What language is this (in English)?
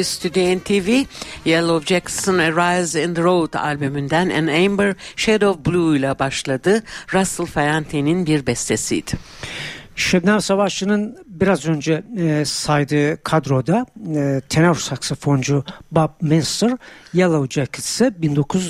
Turkish